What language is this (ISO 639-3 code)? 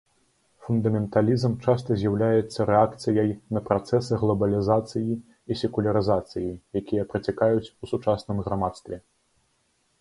bel